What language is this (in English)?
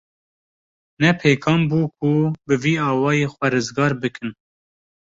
Kurdish